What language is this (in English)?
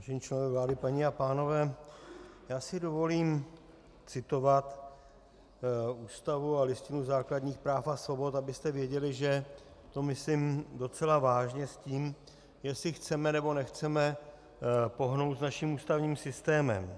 Czech